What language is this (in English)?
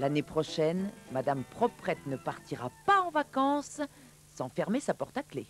French